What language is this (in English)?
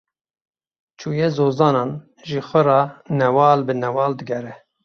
Kurdish